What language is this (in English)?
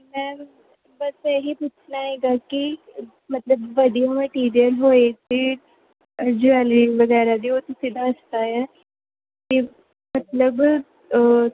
Punjabi